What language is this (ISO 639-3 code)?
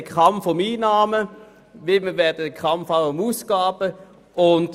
gsw